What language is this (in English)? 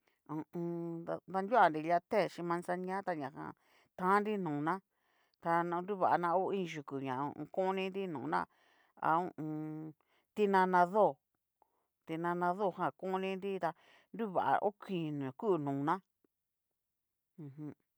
Cacaloxtepec Mixtec